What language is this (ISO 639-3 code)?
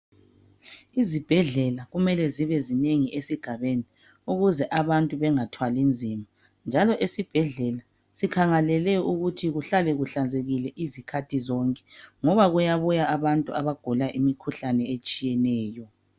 nde